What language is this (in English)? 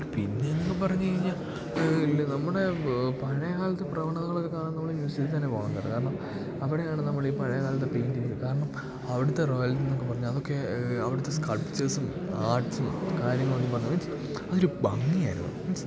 Malayalam